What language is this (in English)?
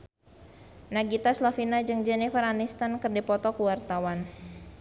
Sundanese